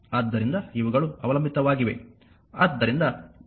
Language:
Kannada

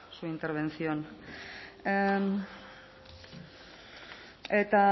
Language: Spanish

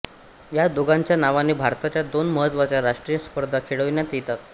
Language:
Marathi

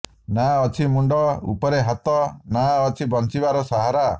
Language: Odia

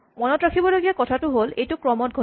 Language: Assamese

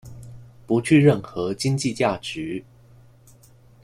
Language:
Chinese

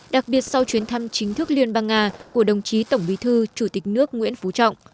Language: Vietnamese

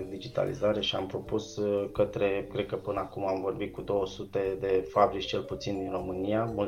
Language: Romanian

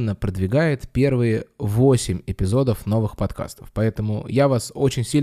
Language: Russian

